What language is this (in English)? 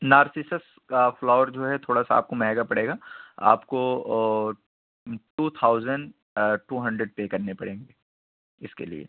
Urdu